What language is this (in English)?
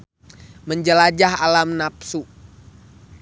Sundanese